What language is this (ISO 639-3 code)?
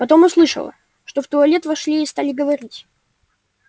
rus